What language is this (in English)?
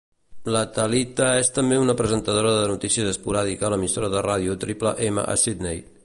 Catalan